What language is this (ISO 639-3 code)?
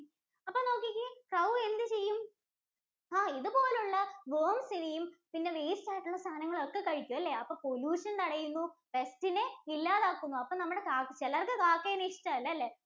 mal